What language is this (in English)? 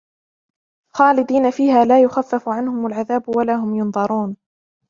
Arabic